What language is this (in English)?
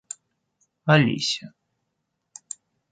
Russian